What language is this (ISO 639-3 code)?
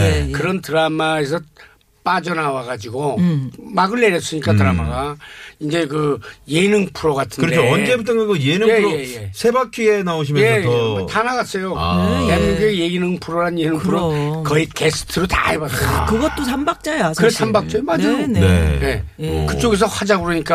kor